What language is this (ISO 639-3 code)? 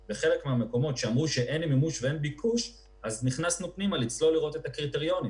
heb